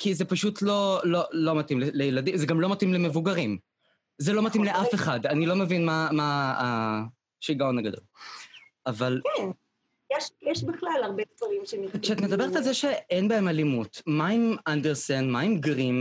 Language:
Hebrew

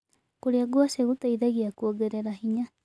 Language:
Kikuyu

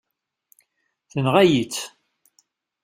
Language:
Kabyle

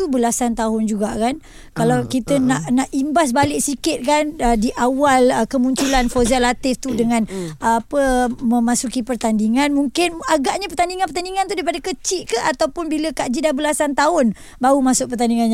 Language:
Malay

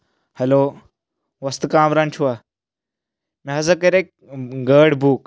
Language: Kashmiri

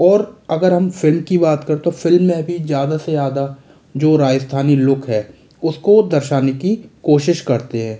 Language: Hindi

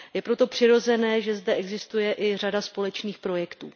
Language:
Czech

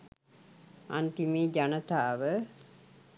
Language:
Sinhala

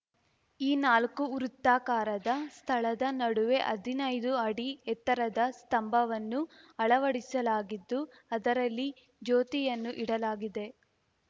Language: Kannada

